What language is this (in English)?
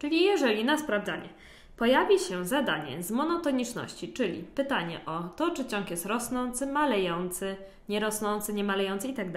Polish